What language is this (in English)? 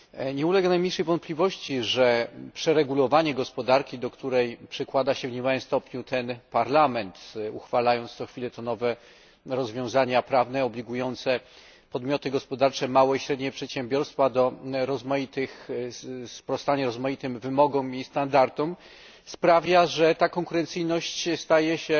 Polish